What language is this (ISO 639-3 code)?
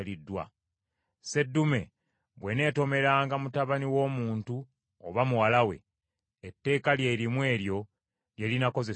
lug